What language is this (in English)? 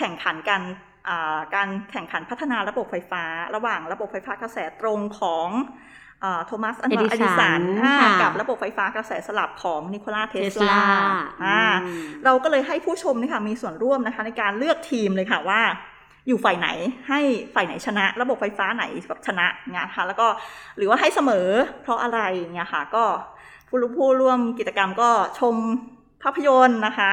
Thai